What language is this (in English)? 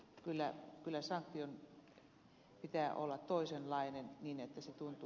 Finnish